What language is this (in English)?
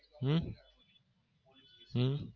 Gujarati